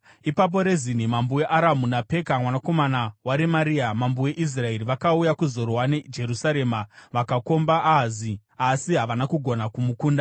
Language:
Shona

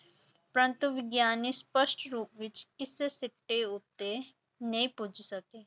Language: Punjabi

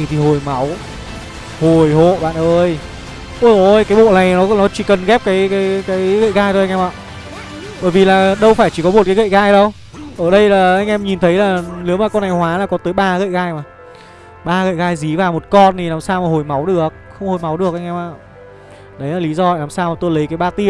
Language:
Vietnamese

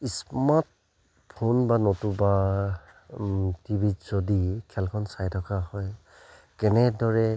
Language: Assamese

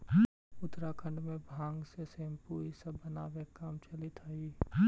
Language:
Magahi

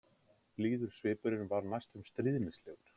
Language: Icelandic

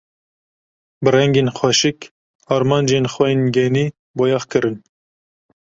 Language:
Kurdish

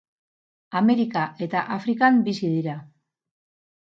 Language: Basque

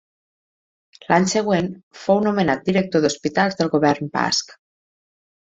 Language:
Catalan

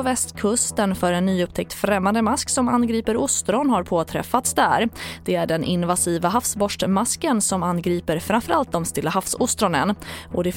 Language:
Swedish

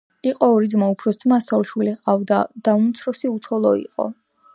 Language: Georgian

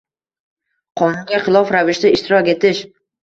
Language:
Uzbek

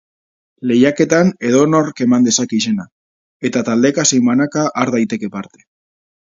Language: Basque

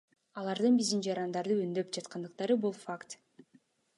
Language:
Kyrgyz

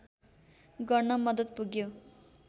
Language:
Nepali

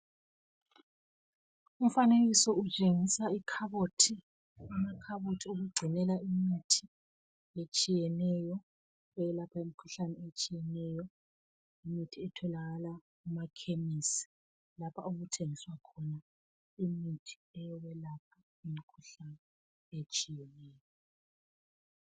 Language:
North Ndebele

